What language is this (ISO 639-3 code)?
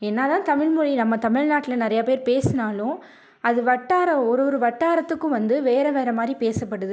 tam